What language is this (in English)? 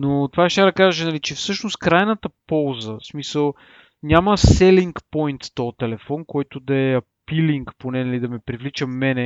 Bulgarian